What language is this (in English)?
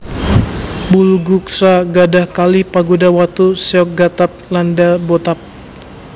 Javanese